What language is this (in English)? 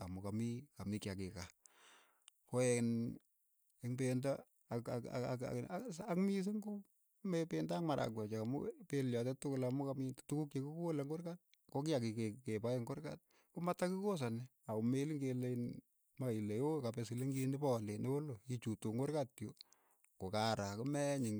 Keiyo